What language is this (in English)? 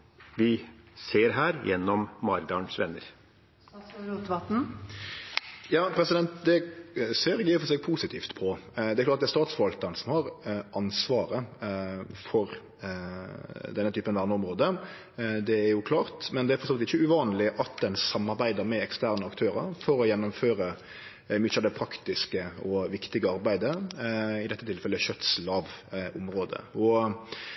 Norwegian